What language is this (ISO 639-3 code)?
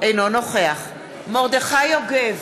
heb